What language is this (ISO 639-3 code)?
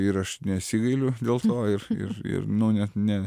lit